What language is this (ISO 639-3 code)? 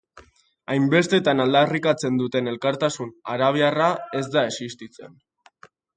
eus